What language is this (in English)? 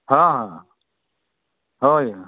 Odia